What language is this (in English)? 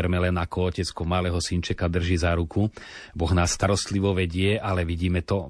Slovak